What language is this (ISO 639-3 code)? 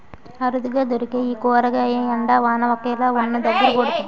tel